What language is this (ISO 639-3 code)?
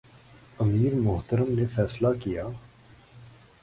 urd